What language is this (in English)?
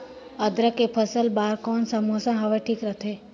Chhattisgarhi